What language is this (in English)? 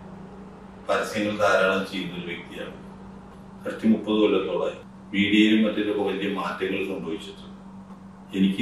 Romanian